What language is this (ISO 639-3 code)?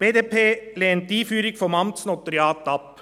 gsw